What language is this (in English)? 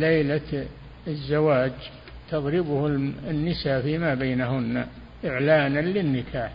Arabic